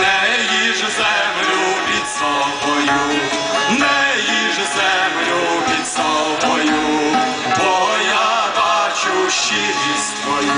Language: Romanian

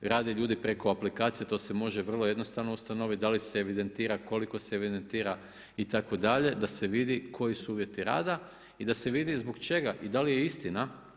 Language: Croatian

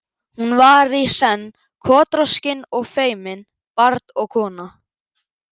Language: Icelandic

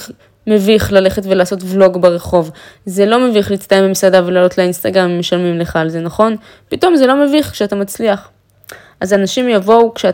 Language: Hebrew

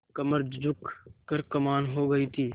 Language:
Hindi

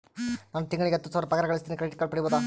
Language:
Kannada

